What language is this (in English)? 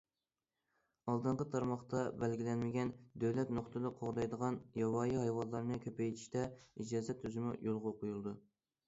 Uyghur